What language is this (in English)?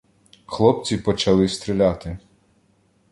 Ukrainian